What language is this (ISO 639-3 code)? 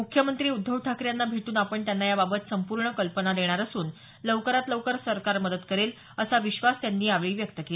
mar